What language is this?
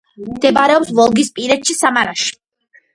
Georgian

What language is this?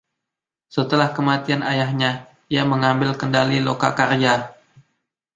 Indonesian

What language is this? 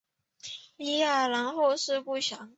Chinese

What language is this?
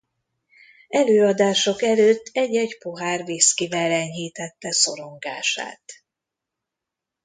Hungarian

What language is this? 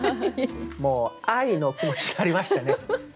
Japanese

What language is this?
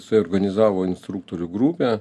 Lithuanian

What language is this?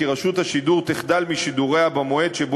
Hebrew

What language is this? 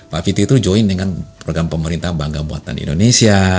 Indonesian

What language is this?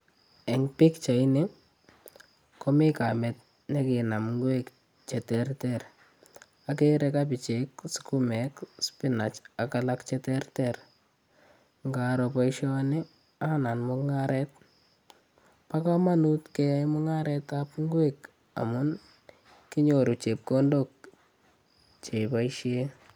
Kalenjin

